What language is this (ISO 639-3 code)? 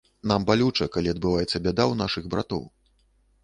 bel